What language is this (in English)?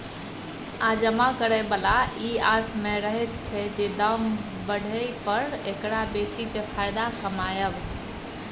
Maithili